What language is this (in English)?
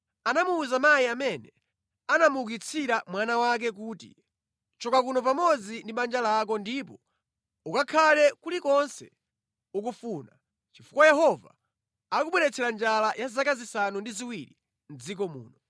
Nyanja